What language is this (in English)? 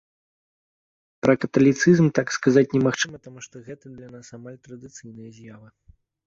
Belarusian